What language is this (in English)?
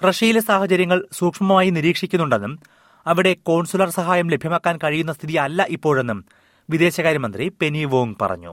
Malayalam